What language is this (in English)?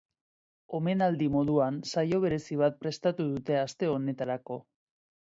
Basque